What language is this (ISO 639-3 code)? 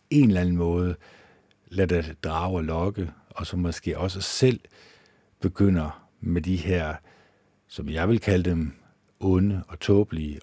dan